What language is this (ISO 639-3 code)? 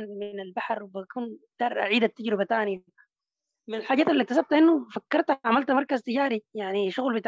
ara